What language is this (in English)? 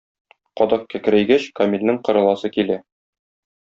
Tatar